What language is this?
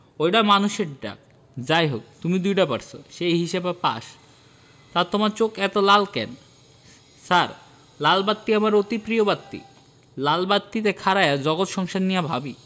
Bangla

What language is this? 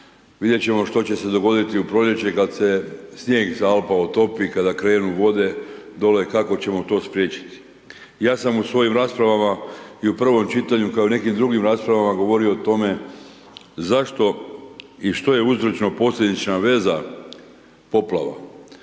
Croatian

